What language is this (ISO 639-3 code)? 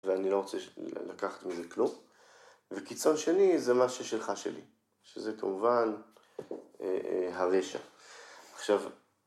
heb